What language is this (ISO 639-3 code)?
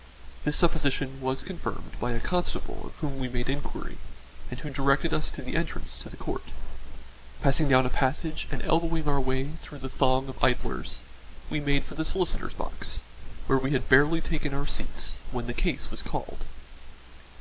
eng